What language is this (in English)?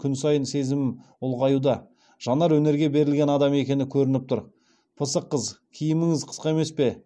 Kazakh